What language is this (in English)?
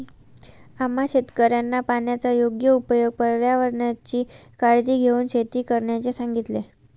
Marathi